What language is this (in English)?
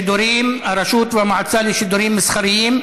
Hebrew